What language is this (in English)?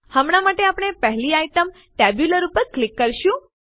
Gujarati